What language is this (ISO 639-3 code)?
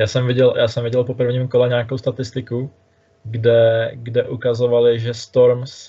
ces